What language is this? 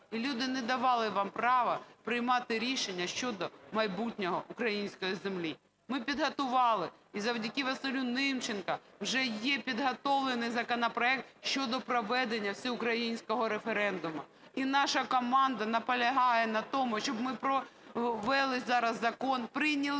Ukrainian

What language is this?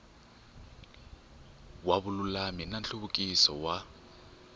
Tsonga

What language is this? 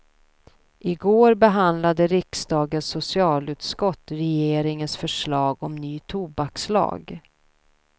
Swedish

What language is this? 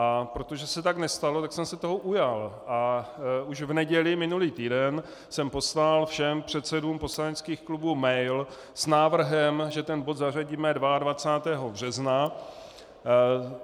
Czech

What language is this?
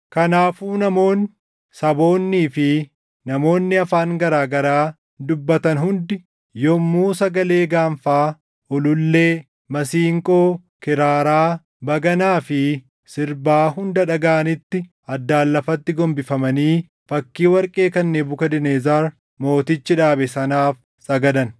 Oromo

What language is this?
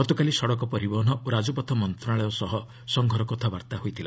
Odia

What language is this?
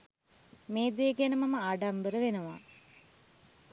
Sinhala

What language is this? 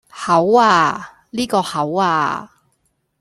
Cantonese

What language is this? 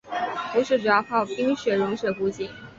Chinese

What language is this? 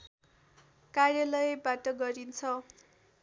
Nepali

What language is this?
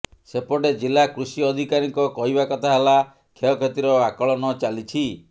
Odia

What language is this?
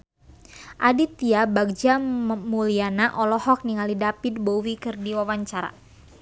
Sundanese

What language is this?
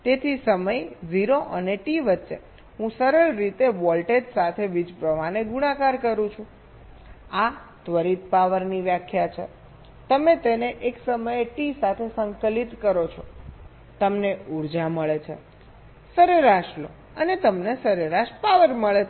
Gujarati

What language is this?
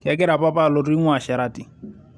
Masai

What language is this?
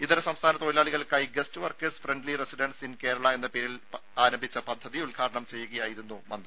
Malayalam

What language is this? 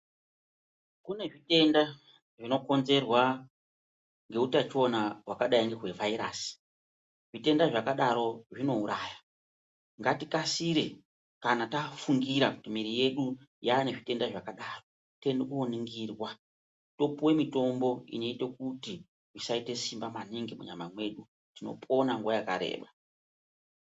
Ndau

